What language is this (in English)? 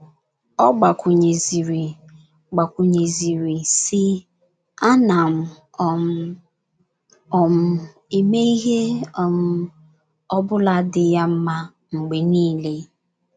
Igbo